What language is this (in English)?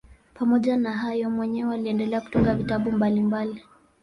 Swahili